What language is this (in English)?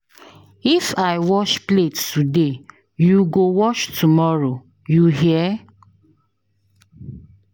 Nigerian Pidgin